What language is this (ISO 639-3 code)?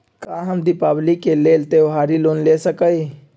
mag